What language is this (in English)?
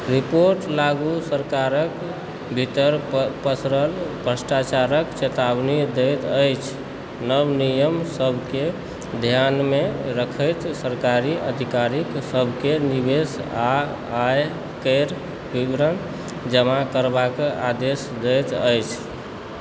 Maithili